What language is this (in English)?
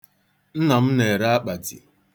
Igbo